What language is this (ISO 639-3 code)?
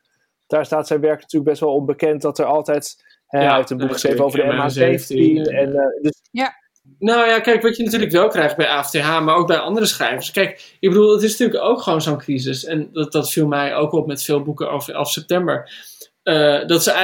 nld